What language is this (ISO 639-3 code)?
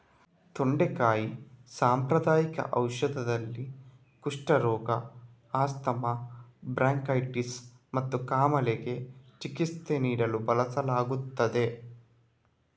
kan